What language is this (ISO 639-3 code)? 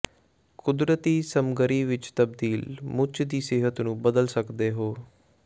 pan